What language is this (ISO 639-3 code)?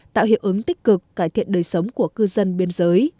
vie